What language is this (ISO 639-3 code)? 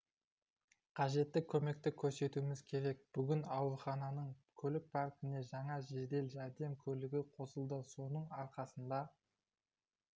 kaz